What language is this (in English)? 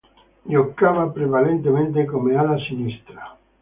Italian